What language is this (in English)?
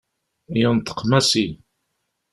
Kabyle